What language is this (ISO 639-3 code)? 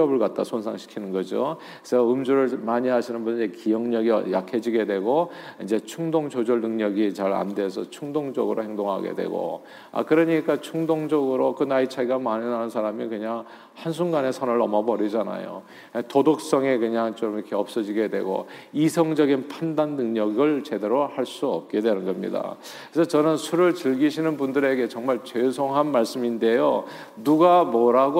kor